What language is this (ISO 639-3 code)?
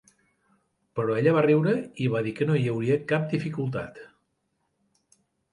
cat